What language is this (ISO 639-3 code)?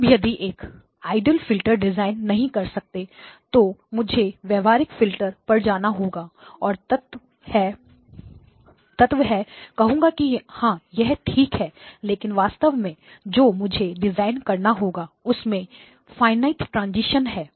hin